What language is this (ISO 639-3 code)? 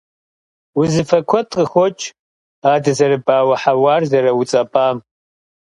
kbd